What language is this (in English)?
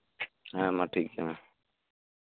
Santali